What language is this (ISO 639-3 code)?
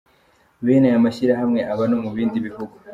kin